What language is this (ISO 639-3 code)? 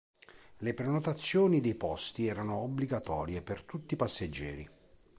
ita